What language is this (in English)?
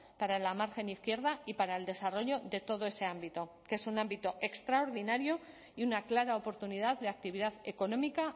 Spanish